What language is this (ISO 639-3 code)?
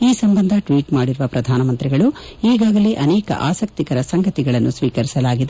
kan